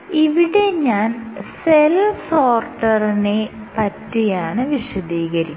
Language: Malayalam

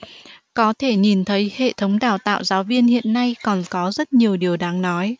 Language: Vietnamese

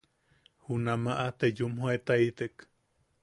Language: Yaqui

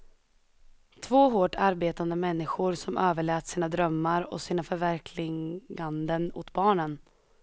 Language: Swedish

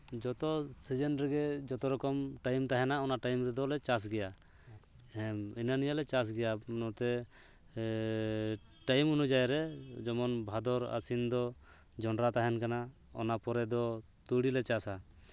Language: Santali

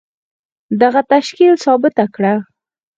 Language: Pashto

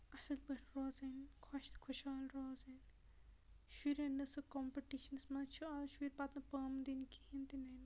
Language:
Kashmiri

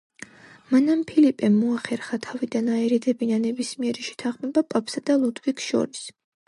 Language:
Georgian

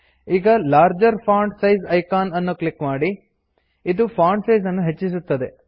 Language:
Kannada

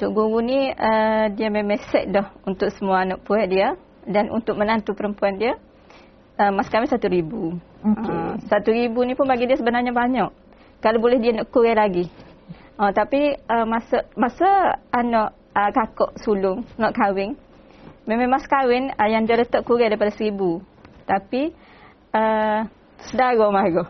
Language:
Malay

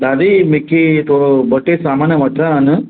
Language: Sindhi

